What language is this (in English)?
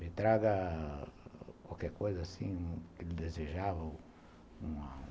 Portuguese